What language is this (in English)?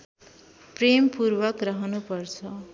Nepali